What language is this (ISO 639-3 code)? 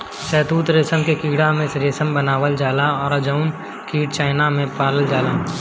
bho